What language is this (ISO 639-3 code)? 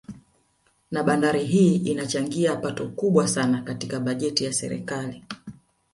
swa